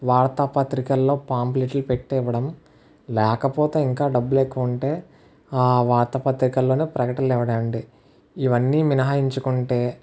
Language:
Telugu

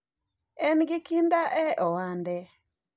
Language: Luo (Kenya and Tanzania)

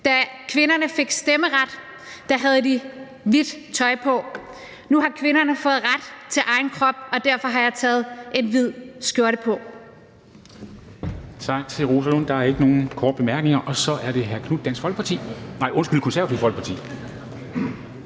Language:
Danish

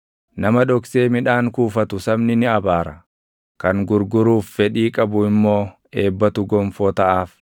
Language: Oromo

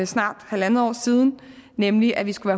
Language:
Danish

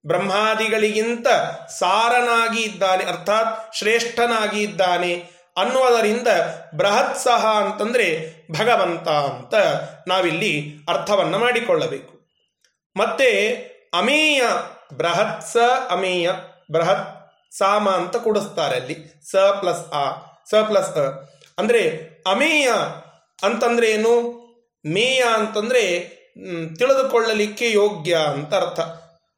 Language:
Kannada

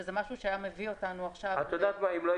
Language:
Hebrew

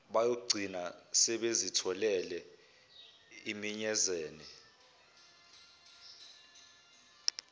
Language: Zulu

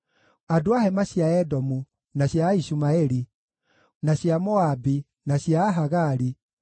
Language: Kikuyu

